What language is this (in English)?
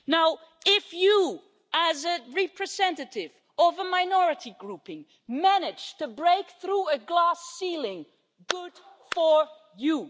English